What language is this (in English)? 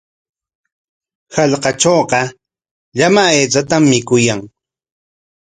Corongo Ancash Quechua